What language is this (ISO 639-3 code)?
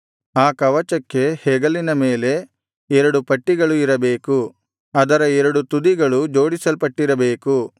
kan